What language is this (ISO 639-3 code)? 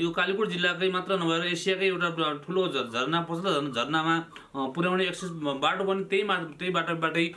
nep